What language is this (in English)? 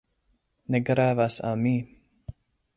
Esperanto